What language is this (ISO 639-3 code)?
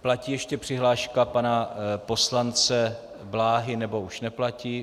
ces